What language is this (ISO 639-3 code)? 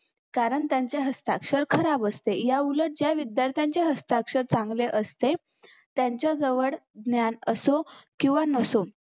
mar